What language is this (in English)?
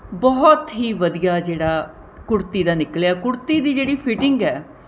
Punjabi